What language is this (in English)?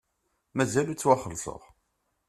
Kabyle